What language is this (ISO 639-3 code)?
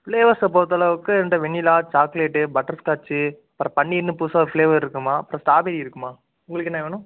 tam